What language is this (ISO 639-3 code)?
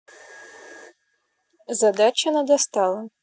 rus